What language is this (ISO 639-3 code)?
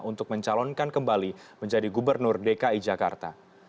ind